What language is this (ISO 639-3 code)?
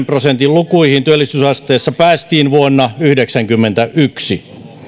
fin